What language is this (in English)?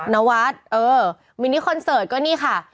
Thai